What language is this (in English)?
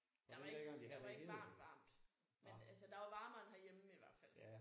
Danish